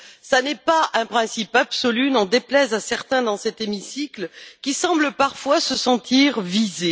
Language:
French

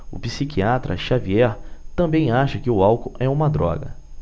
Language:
Portuguese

